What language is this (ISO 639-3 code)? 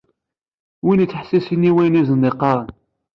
kab